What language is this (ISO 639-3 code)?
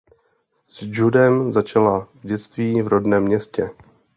ces